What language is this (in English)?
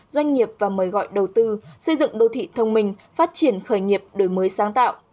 Vietnamese